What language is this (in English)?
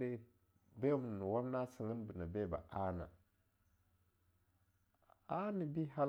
Longuda